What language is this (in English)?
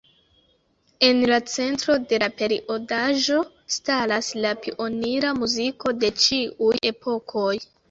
Esperanto